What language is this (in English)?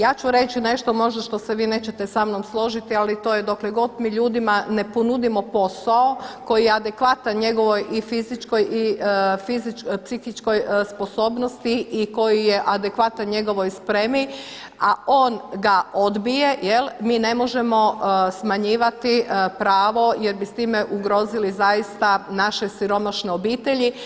Croatian